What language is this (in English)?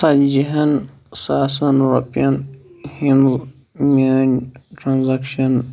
Kashmiri